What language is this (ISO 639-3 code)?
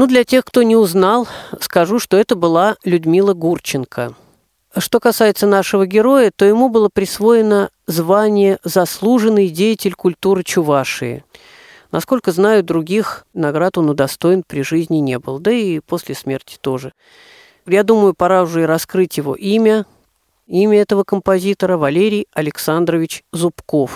rus